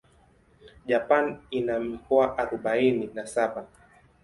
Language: Swahili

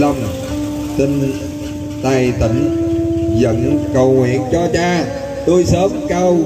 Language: Vietnamese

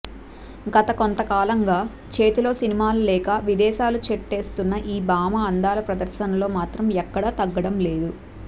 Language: Telugu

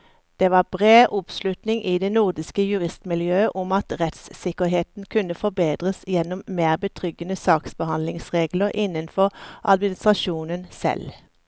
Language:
Norwegian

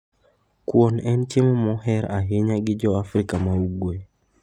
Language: Luo (Kenya and Tanzania)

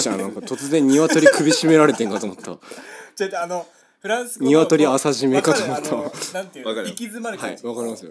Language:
Japanese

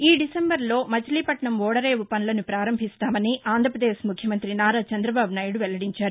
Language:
Telugu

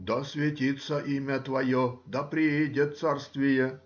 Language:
Russian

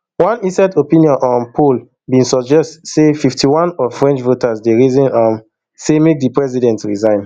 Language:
Nigerian Pidgin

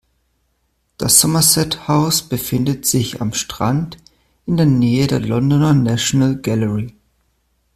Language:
German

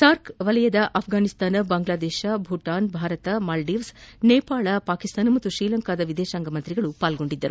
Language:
Kannada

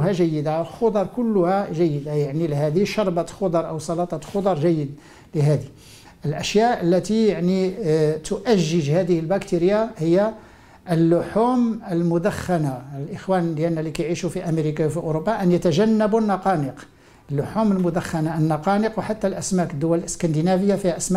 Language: Arabic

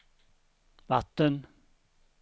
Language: Swedish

